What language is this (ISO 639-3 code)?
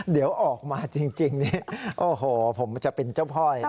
tha